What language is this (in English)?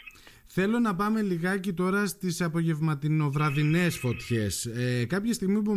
Greek